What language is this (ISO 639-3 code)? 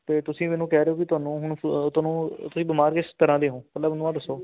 pan